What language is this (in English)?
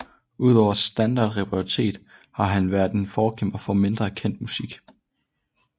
Danish